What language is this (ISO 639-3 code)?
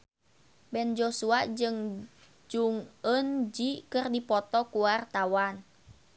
sun